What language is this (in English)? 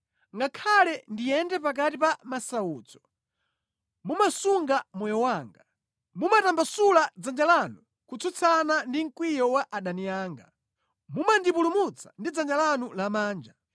Nyanja